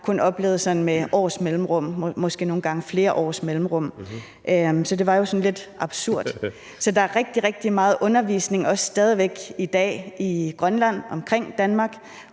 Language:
Danish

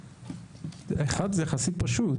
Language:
Hebrew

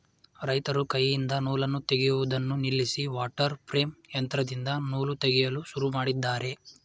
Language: Kannada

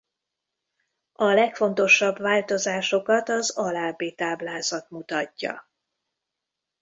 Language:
Hungarian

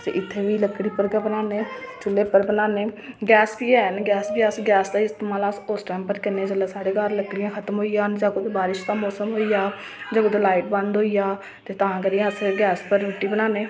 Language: Dogri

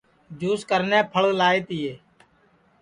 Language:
Sansi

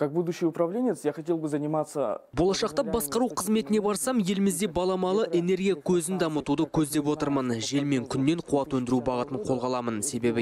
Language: Russian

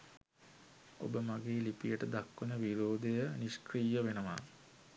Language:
Sinhala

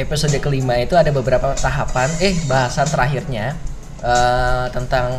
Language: Indonesian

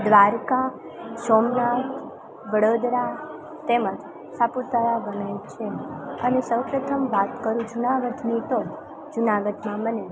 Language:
Gujarati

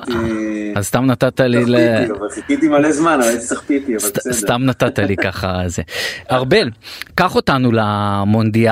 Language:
Hebrew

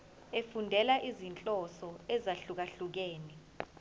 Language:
Zulu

